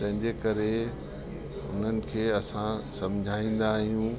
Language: Sindhi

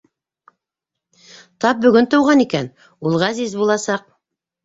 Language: Bashkir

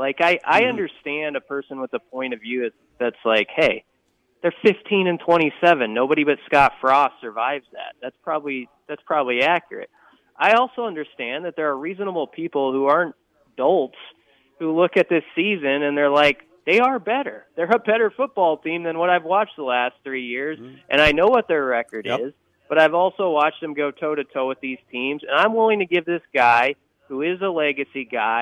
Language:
English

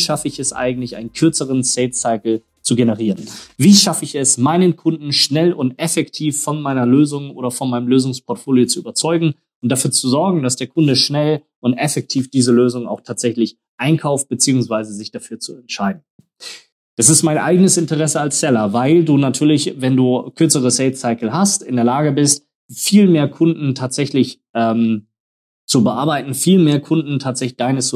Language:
German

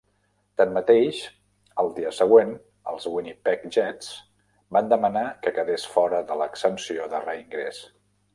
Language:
Catalan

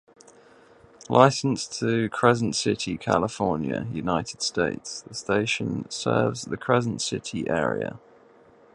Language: English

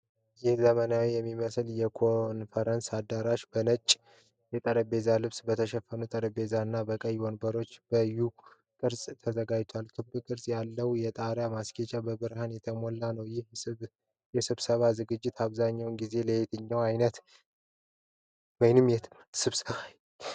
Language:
Amharic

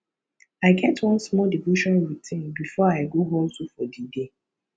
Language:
Nigerian Pidgin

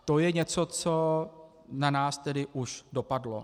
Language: Czech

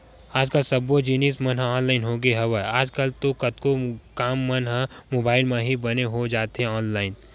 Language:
Chhattisgarhi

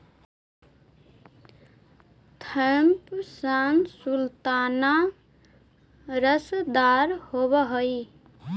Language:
Magahi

